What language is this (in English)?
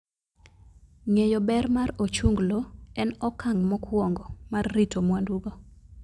Luo (Kenya and Tanzania)